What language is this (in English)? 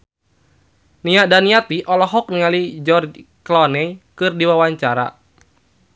Sundanese